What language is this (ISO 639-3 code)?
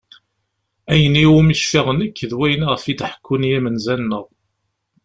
kab